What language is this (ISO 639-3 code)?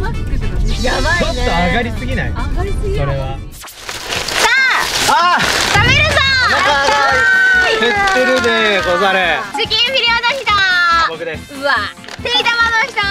jpn